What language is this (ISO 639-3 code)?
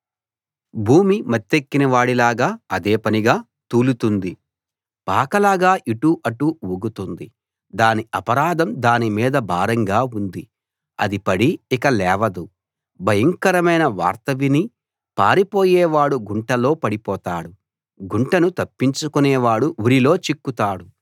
tel